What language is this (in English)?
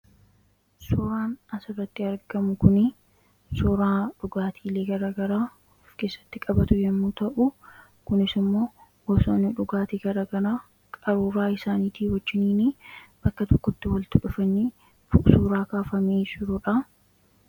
Oromo